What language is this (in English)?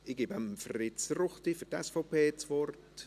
Swiss German